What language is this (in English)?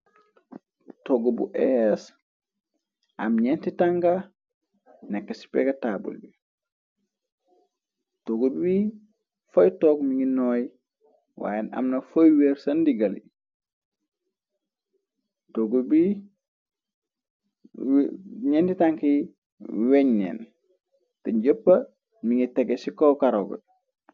Wolof